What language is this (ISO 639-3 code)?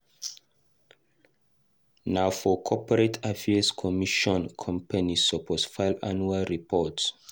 pcm